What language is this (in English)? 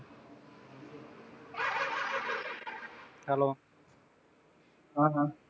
Punjabi